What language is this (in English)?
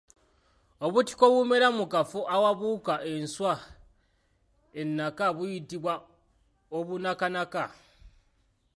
Ganda